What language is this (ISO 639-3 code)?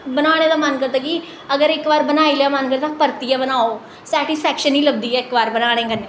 doi